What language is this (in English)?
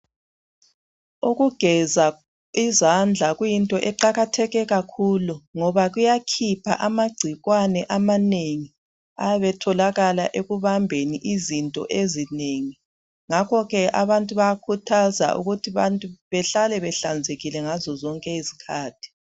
North Ndebele